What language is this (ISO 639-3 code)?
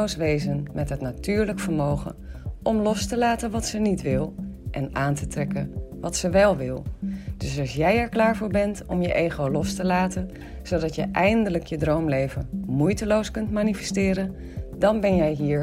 nld